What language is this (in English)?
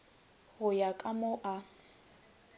Northern Sotho